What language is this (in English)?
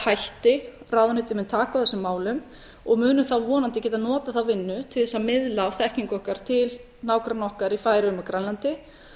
Icelandic